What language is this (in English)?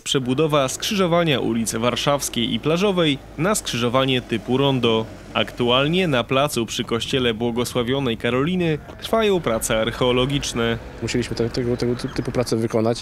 Polish